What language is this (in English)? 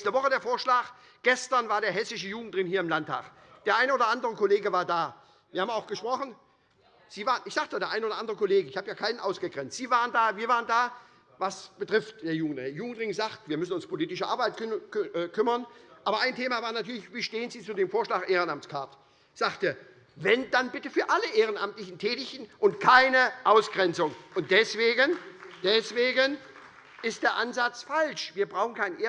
German